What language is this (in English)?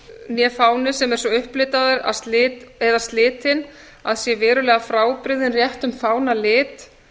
Icelandic